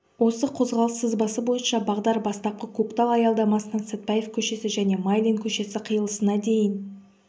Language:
Kazakh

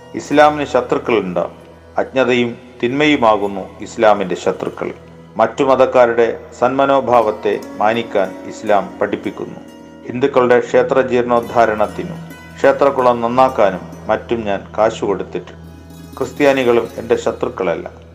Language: Malayalam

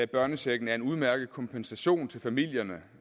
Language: Danish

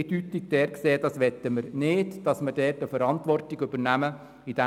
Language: Swiss German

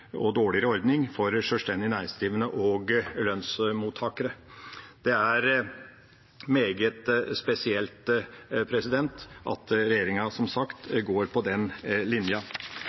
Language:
Norwegian Bokmål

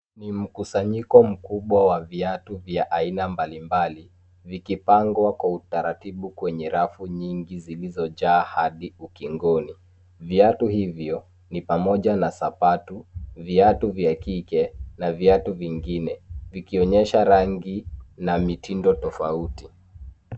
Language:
Swahili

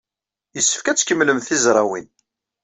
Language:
Kabyle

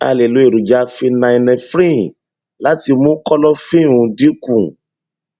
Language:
Yoruba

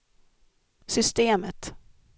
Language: Swedish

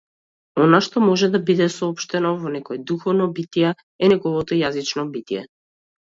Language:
Macedonian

